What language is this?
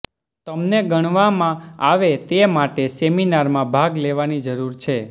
Gujarati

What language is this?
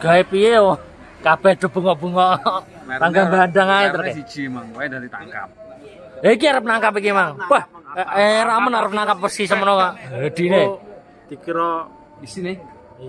Indonesian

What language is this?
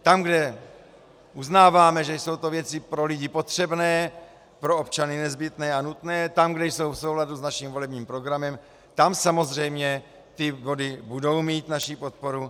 Czech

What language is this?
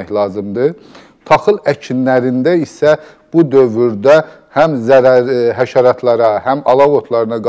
Turkish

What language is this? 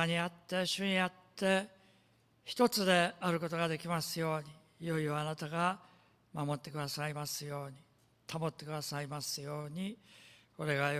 Japanese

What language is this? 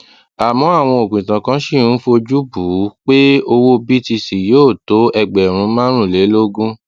Yoruba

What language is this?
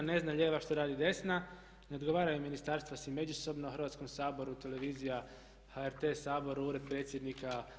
Croatian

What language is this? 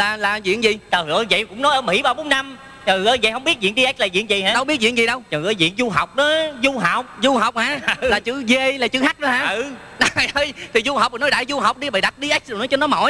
Vietnamese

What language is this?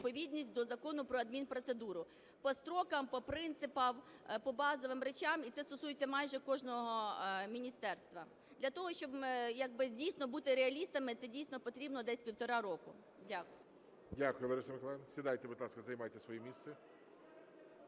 Ukrainian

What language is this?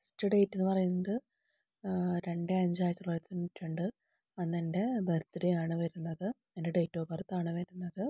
Malayalam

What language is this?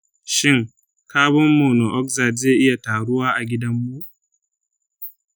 Hausa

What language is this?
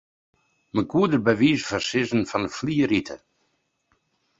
Western Frisian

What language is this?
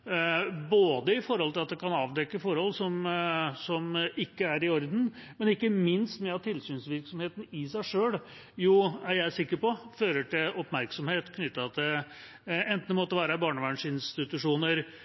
Norwegian Bokmål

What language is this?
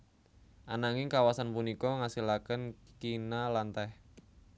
Javanese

